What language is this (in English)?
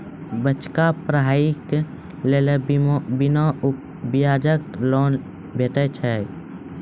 Maithili